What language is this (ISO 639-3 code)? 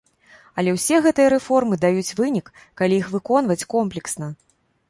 bel